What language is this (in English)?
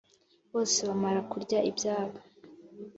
Kinyarwanda